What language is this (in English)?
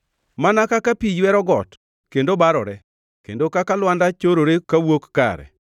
Luo (Kenya and Tanzania)